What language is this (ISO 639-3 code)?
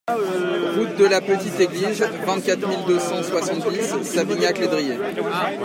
fra